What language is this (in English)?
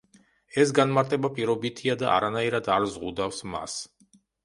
Georgian